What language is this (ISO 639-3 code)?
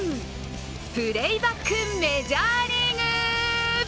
jpn